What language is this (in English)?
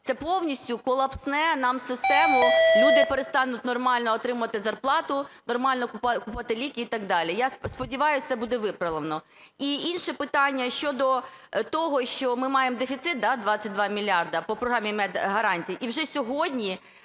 Ukrainian